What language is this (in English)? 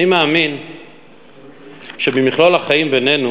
Hebrew